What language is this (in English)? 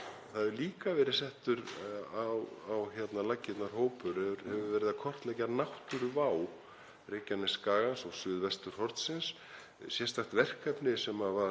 Icelandic